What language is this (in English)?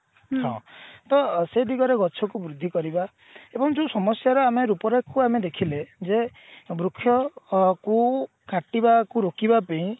Odia